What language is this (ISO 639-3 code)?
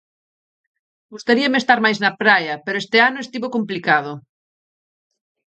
glg